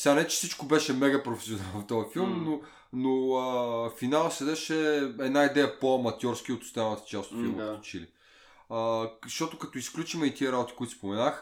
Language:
Bulgarian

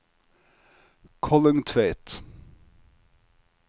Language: Norwegian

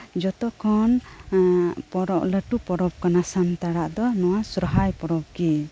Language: Santali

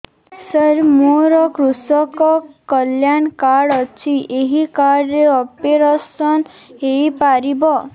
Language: Odia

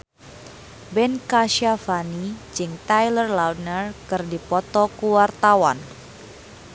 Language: Sundanese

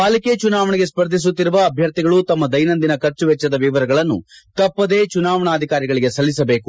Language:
Kannada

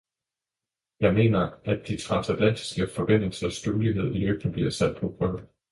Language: Danish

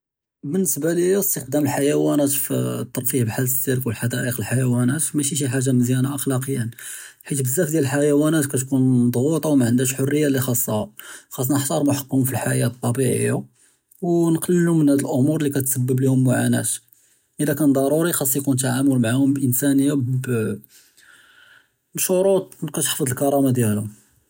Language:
Judeo-Arabic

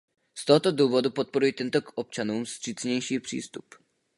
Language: Czech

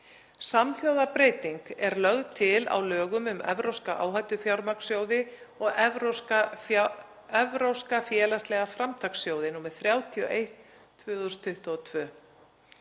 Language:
Icelandic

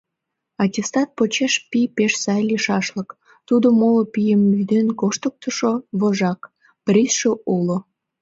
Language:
Mari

